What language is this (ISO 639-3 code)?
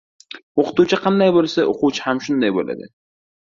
uzb